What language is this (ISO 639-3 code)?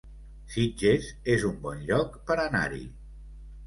cat